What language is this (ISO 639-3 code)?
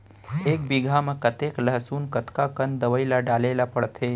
hne